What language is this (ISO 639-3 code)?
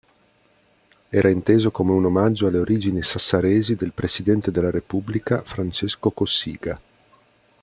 ita